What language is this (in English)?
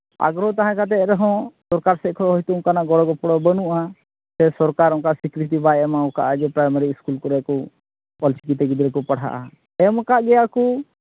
Santali